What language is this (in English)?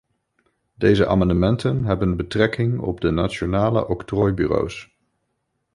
Dutch